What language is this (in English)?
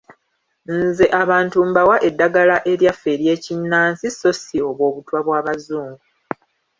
Ganda